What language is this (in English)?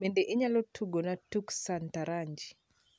Luo (Kenya and Tanzania)